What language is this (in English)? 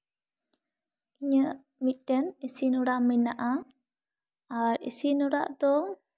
Santali